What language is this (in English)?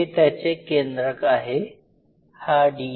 Marathi